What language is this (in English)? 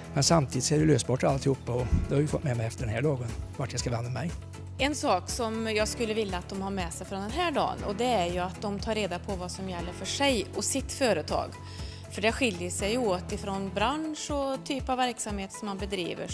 Swedish